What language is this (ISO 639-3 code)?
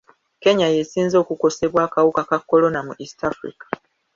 lug